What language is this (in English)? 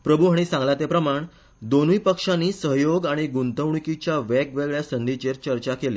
Konkani